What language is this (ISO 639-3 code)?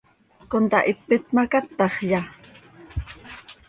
sei